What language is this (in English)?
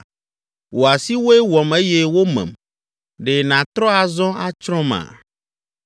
Ewe